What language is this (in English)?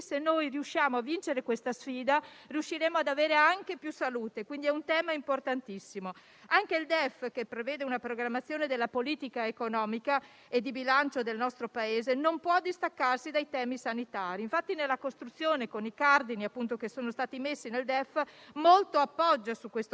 Italian